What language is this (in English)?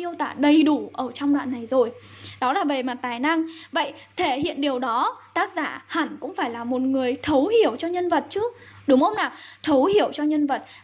Vietnamese